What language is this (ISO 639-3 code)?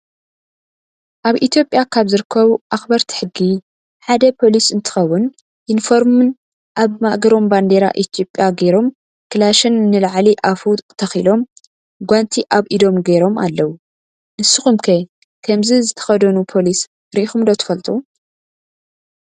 tir